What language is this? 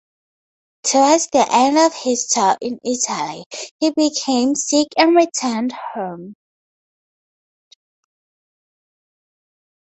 English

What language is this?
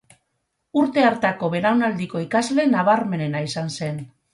Basque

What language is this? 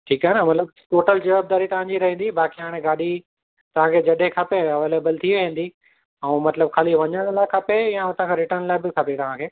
Sindhi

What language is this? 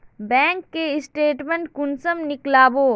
Magahi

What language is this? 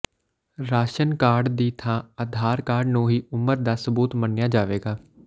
Punjabi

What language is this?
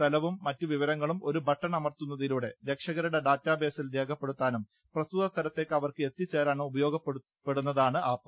Malayalam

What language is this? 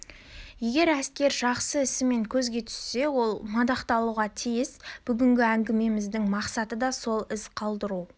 Kazakh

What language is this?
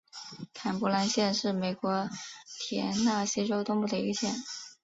Chinese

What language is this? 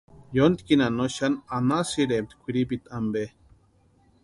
Western Highland Purepecha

